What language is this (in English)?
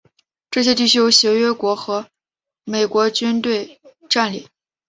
Chinese